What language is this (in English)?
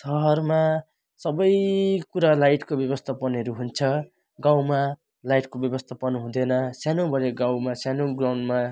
Nepali